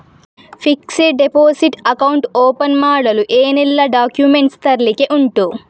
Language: Kannada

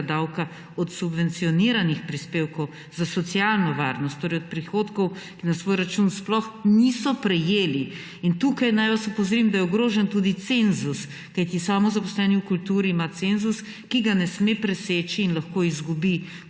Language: Slovenian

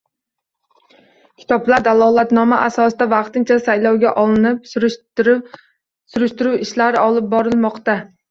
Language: Uzbek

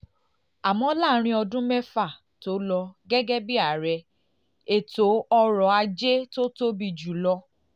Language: Yoruba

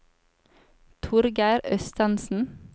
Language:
Norwegian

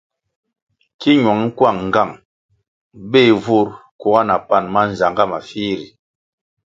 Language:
Kwasio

